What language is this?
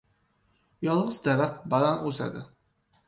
Uzbek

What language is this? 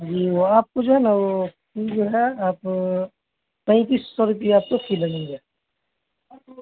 Urdu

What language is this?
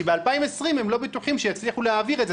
Hebrew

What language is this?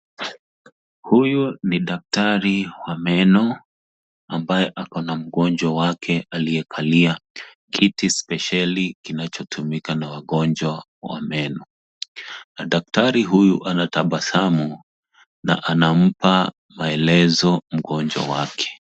Swahili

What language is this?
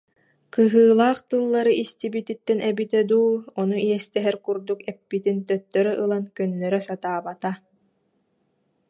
Yakut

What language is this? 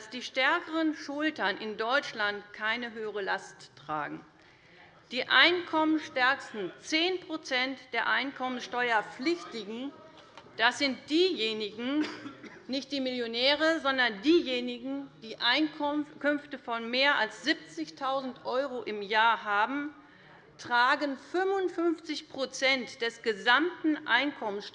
German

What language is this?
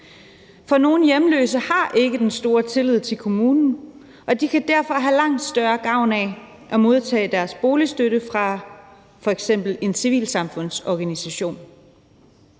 Danish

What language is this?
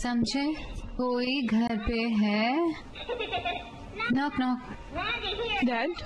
Hindi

